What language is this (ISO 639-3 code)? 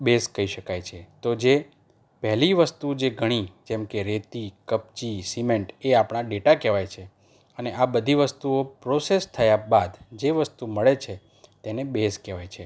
guj